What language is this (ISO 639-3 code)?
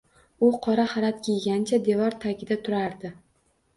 uzb